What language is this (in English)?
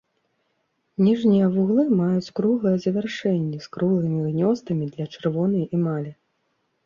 Belarusian